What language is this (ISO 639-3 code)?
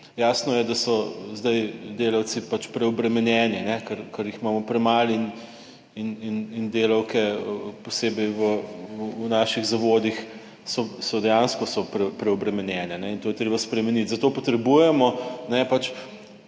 slv